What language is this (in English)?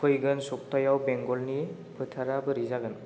Bodo